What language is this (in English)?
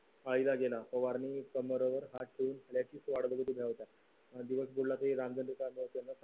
Marathi